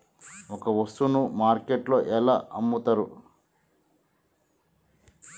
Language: Telugu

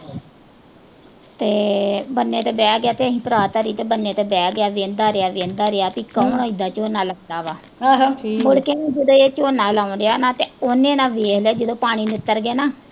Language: Punjabi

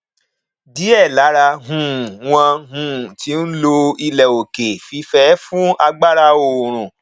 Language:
Yoruba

